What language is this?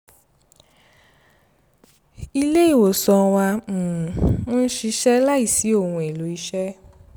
Yoruba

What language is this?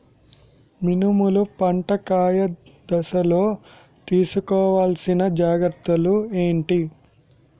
Telugu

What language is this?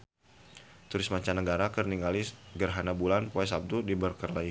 Sundanese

